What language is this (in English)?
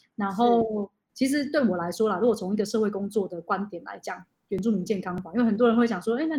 Chinese